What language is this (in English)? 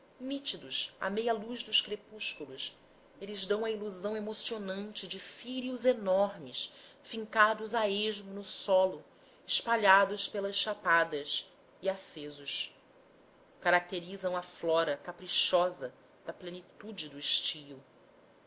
Portuguese